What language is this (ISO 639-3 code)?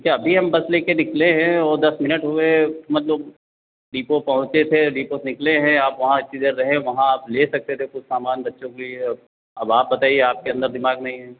hin